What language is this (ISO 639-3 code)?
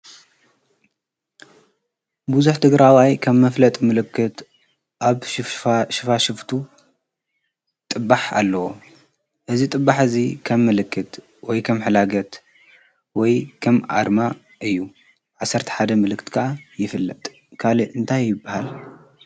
tir